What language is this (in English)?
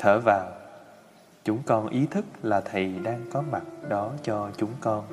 Vietnamese